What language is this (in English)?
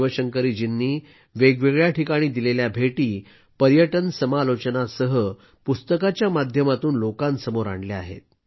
Marathi